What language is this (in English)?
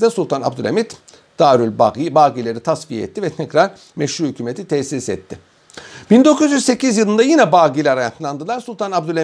Turkish